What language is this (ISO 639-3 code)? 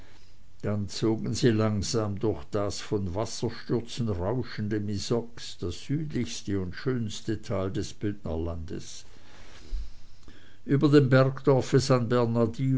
deu